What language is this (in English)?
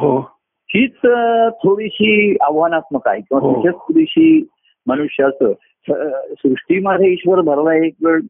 Marathi